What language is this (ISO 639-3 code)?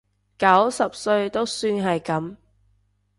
yue